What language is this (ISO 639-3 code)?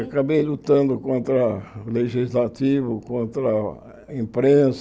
por